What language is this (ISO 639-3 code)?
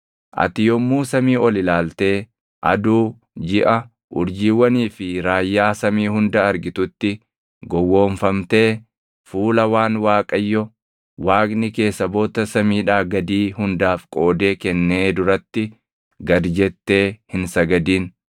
orm